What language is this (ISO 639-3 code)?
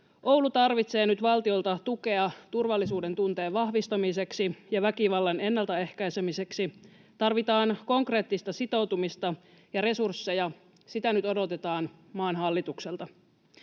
fin